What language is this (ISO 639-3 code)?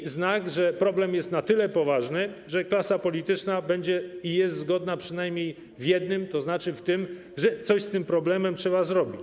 pol